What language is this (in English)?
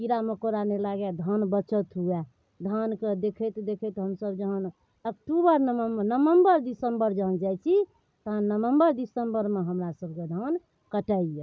Maithili